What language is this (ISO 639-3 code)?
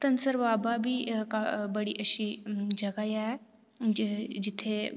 doi